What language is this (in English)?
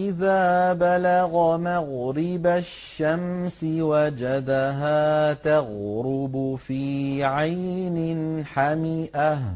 Arabic